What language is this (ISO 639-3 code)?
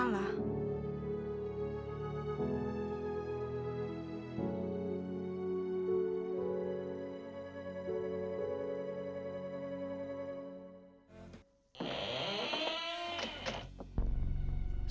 ind